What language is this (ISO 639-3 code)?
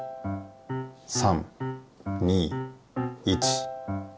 jpn